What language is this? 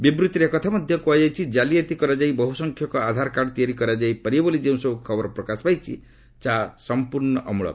Odia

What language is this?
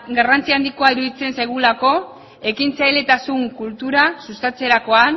Basque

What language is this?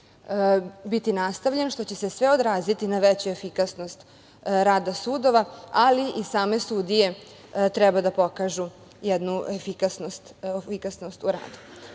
Serbian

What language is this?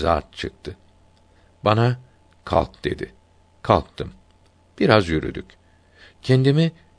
Turkish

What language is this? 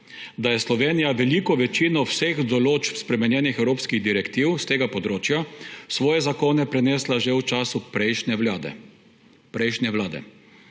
Slovenian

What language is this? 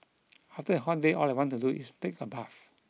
English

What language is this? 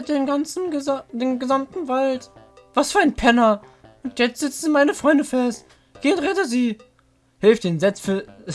German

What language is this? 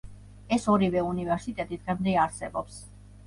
Georgian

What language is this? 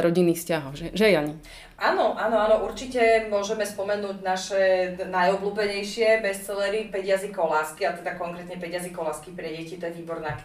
Slovak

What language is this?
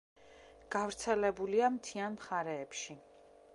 Georgian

